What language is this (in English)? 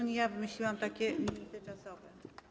Polish